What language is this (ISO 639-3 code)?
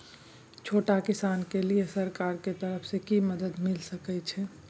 mai